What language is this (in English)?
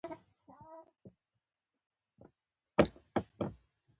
Pashto